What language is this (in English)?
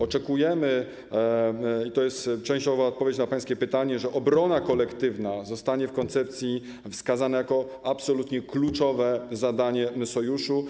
Polish